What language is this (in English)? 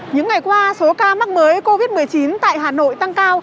Vietnamese